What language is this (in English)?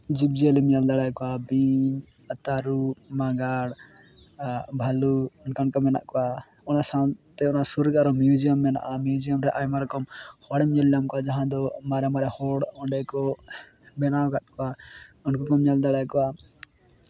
Santali